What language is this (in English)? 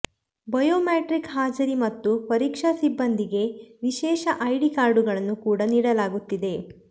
Kannada